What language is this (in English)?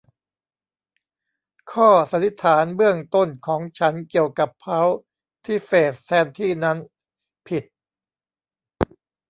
Thai